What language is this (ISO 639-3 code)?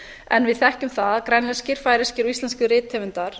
isl